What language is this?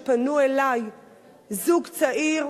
Hebrew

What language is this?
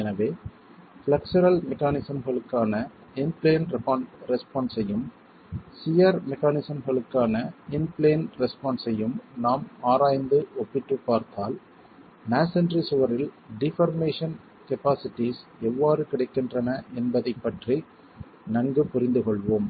Tamil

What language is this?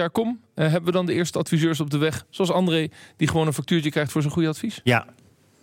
Dutch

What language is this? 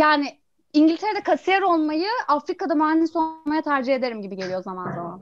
Turkish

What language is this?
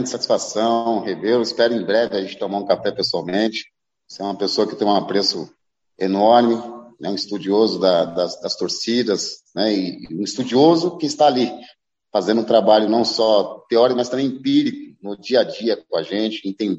Portuguese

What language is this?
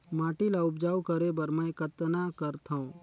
Chhattisgarhi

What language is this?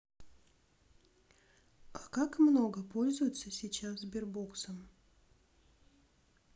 Russian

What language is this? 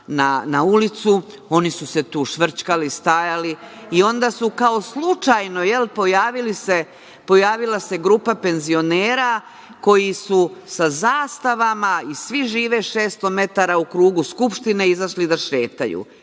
Serbian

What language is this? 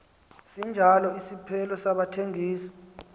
Xhosa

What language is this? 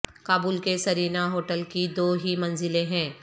Urdu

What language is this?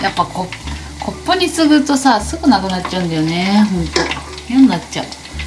Japanese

